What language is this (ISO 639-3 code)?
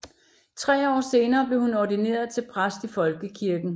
dan